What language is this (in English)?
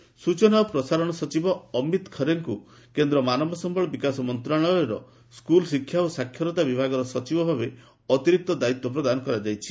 Odia